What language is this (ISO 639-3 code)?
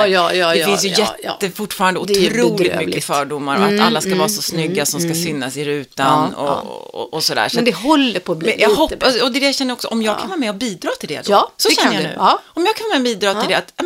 swe